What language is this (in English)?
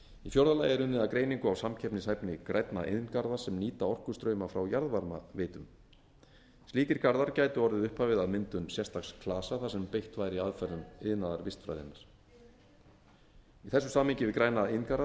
Icelandic